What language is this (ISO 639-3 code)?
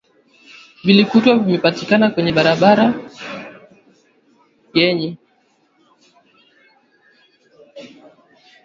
swa